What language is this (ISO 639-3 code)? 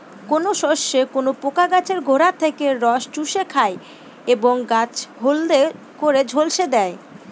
ben